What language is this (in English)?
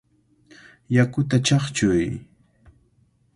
Cajatambo North Lima Quechua